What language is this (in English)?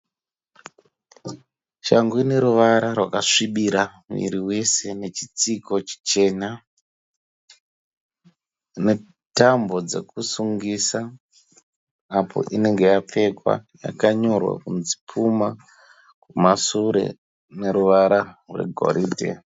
Shona